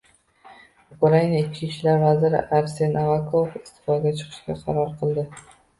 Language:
Uzbek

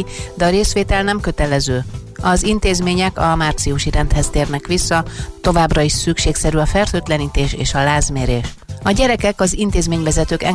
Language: Hungarian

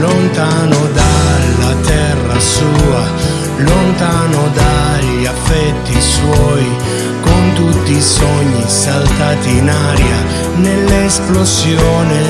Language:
Italian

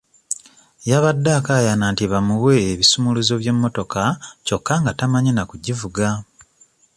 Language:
Ganda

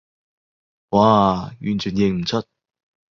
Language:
Cantonese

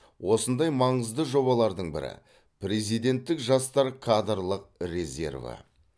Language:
Kazakh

